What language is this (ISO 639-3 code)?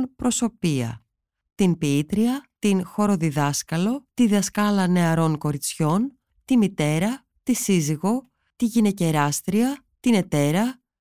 ell